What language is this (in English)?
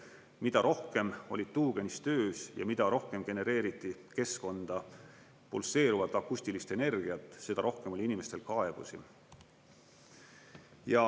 Estonian